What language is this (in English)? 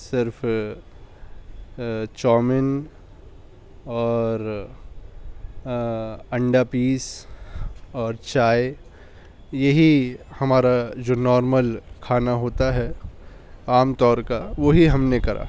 Urdu